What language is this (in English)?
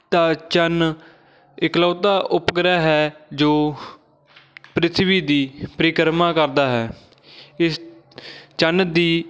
Punjabi